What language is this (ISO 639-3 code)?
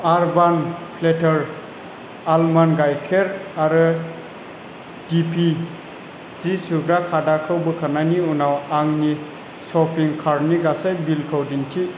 brx